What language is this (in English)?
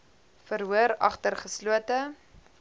Afrikaans